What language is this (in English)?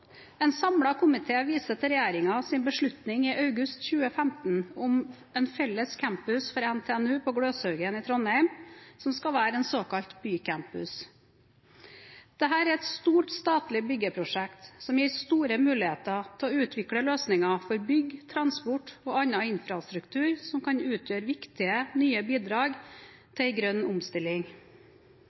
Norwegian Bokmål